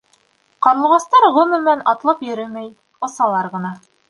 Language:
Bashkir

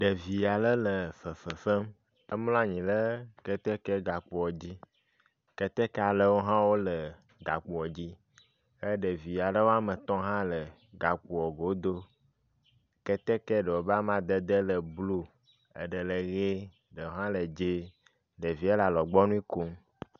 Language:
Ewe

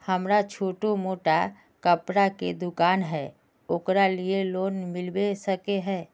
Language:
Magahi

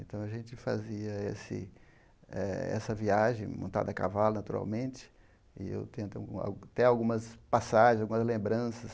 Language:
Portuguese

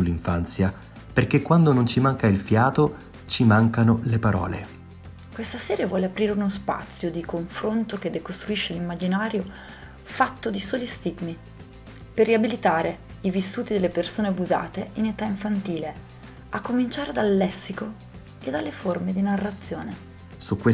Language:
Italian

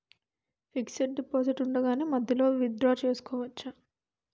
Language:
Telugu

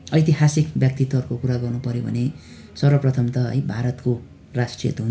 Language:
Nepali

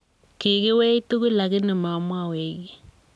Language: Kalenjin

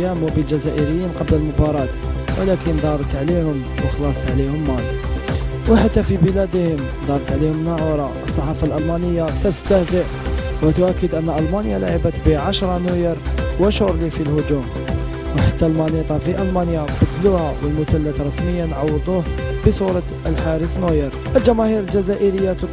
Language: Arabic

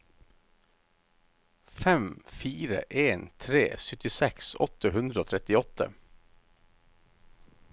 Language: Norwegian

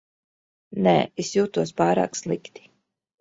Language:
Latvian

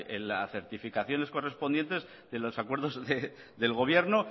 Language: Spanish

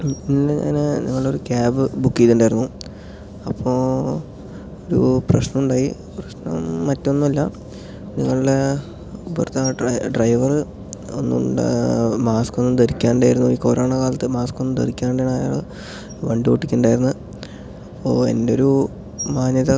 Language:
Malayalam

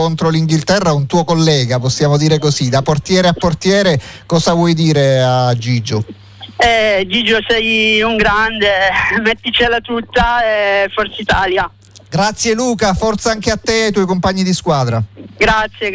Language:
Italian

